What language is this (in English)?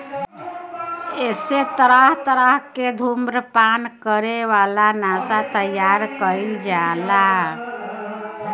Bhojpuri